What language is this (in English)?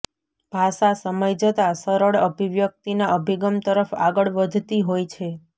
Gujarati